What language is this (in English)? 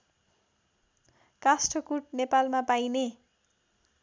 Nepali